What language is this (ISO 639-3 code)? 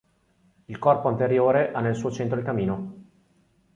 ita